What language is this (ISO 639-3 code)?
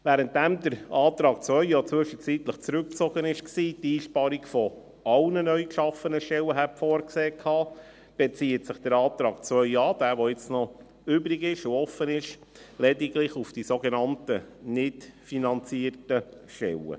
gsw